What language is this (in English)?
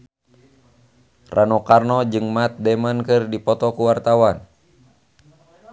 Sundanese